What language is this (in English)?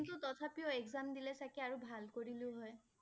Assamese